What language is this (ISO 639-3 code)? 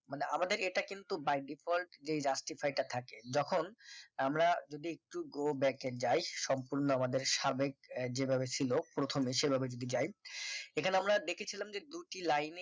ben